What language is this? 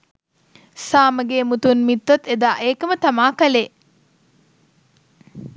Sinhala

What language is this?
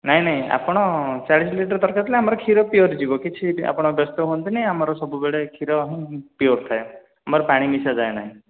Odia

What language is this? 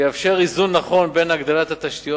Hebrew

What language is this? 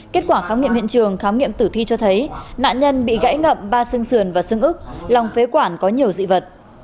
Vietnamese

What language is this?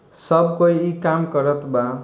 Bhojpuri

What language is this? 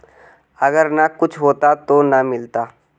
Magahi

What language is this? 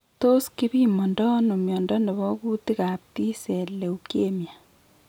Kalenjin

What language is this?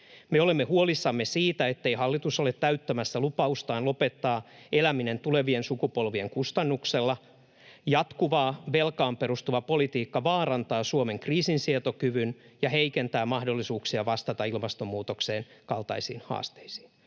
Finnish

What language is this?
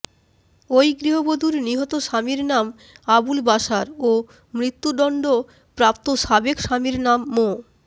Bangla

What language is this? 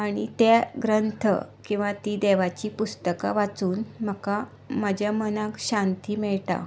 Konkani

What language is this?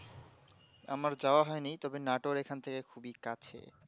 Bangla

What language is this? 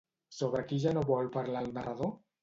Catalan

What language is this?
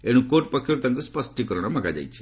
Odia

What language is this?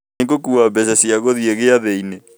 Kikuyu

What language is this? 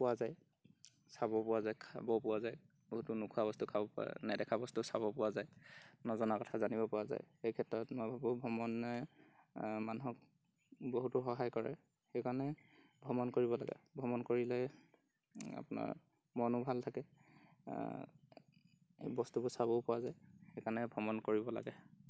Assamese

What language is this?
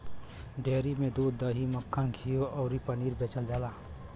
Bhojpuri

